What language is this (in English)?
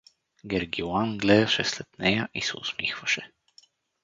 Bulgarian